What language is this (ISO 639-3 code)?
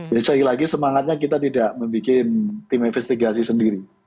ind